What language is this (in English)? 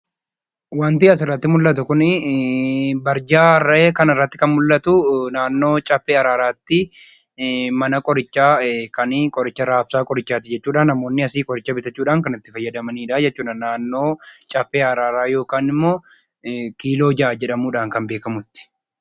Oromo